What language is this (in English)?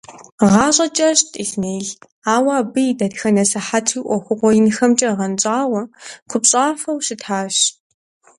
Kabardian